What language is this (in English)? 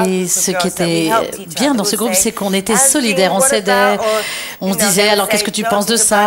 French